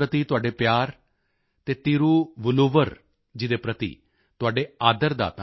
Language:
Punjabi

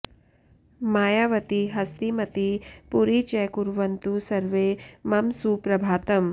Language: Sanskrit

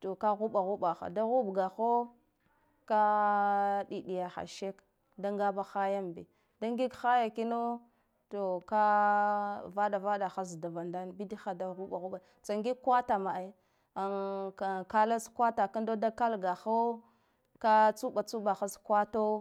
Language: Guduf-Gava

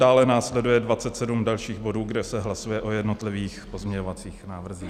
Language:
Czech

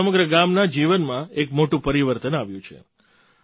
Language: Gujarati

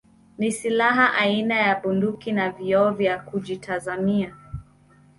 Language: Swahili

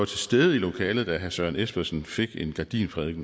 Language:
Danish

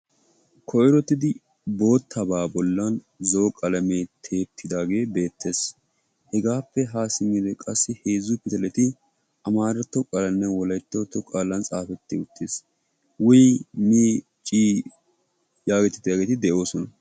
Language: Wolaytta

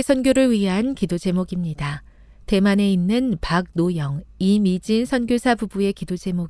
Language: Korean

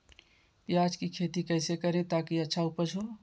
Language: Magahi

